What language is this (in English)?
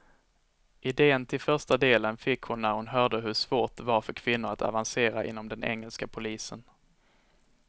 Swedish